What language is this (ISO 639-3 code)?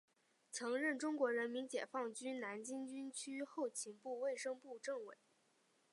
zho